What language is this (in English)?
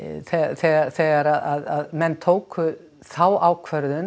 Icelandic